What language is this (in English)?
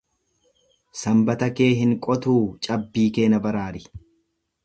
Oromo